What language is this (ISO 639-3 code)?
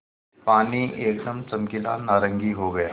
hin